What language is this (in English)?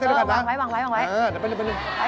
Thai